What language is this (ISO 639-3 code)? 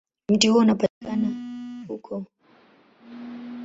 swa